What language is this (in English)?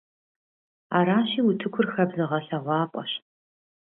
Kabardian